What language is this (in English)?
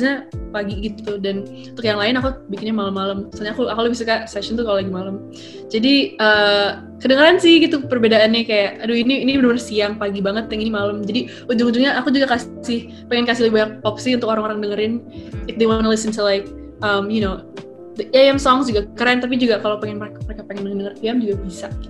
Indonesian